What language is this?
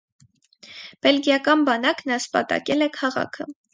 Armenian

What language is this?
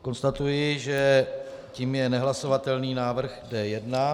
Czech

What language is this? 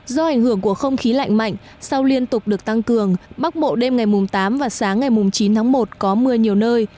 Vietnamese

